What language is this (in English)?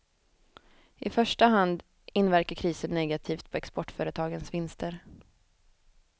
Swedish